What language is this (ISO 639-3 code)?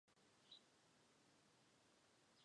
zho